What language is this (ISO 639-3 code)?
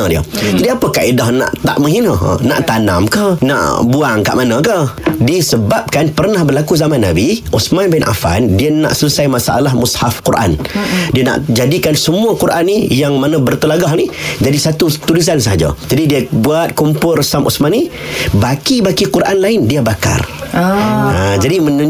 msa